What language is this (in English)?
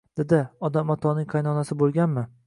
Uzbek